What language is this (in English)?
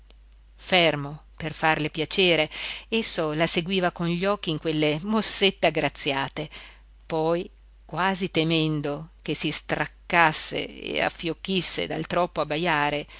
Italian